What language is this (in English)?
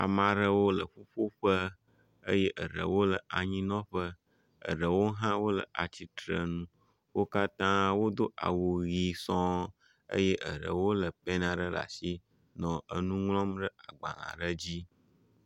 Ewe